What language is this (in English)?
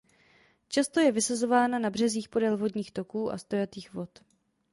Czech